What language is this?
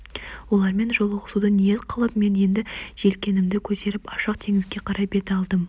Kazakh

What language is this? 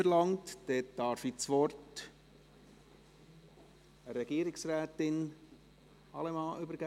Swiss German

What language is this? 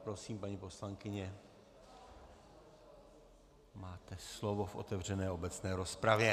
Czech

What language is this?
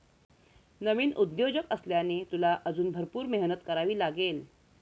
Marathi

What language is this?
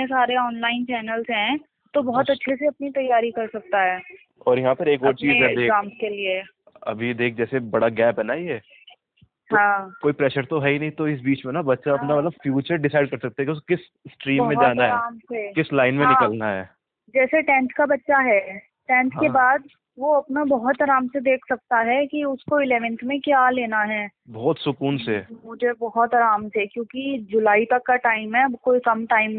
Hindi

